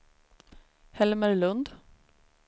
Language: Swedish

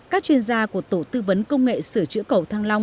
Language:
Vietnamese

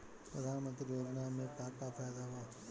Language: Bhojpuri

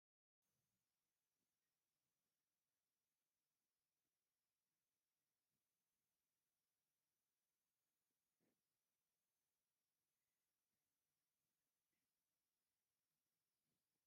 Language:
Tigrinya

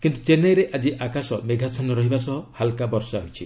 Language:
Odia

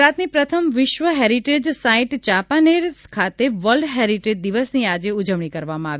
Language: Gujarati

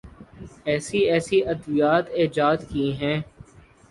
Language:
Urdu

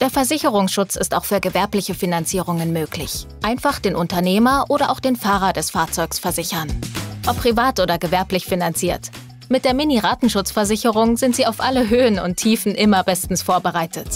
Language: German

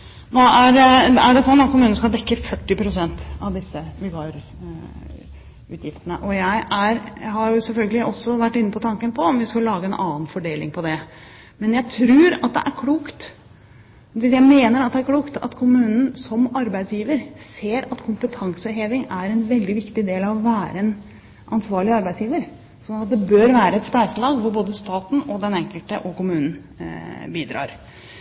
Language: Norwegian Bokmål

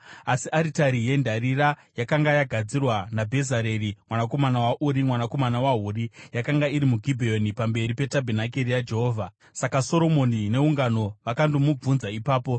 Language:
Shona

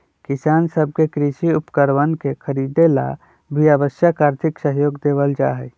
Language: Magahi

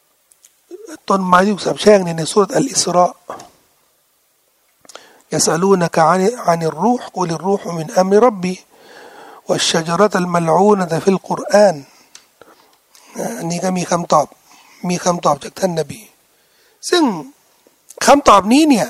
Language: Thai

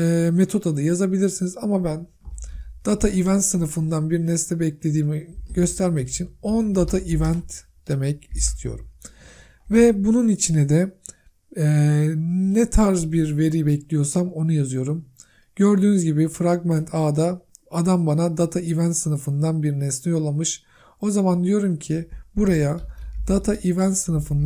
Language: Turkish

